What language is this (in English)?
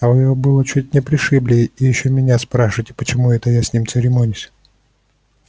Russian